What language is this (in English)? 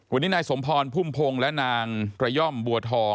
Thai